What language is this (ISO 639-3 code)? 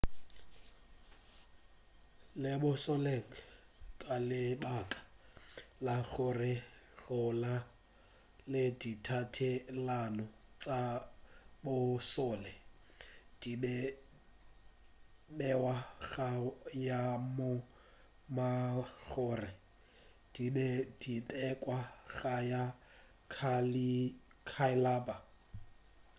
nso